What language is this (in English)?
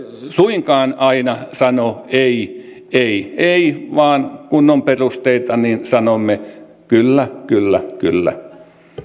Finnish